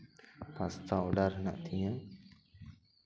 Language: Santali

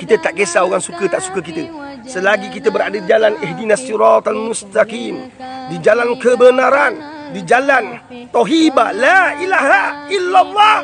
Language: Malay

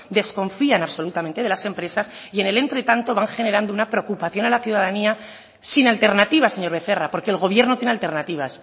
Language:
Spanish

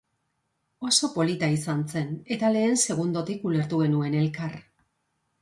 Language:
Basque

